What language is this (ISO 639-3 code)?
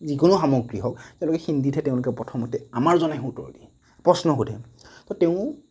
asm